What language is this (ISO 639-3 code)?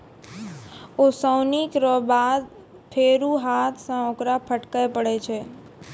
mai